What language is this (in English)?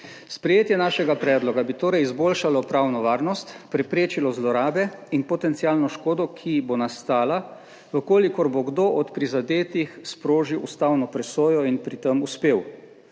Slovenian